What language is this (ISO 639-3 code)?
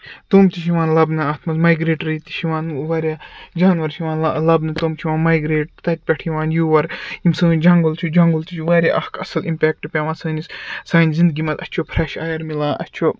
kas